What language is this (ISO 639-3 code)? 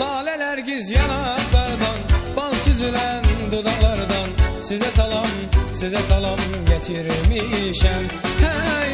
tur